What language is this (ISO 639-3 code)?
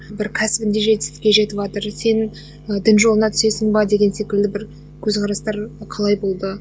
kaz